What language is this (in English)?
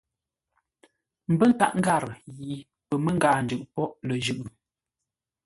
Ngombale